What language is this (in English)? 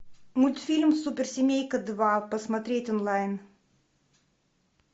Russian